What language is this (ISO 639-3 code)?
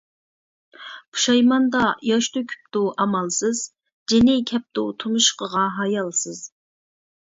uig